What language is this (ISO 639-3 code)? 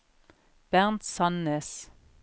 nor